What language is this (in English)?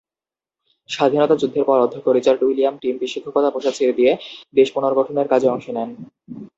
Bangla